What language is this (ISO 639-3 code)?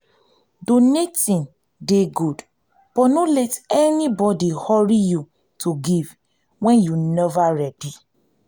pcm